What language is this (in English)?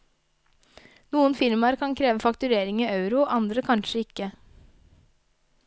Norwegian